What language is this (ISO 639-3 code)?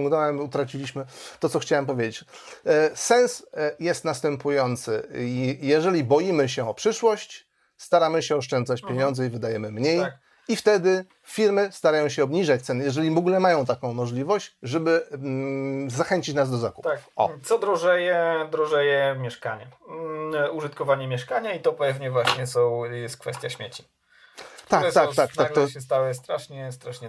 pol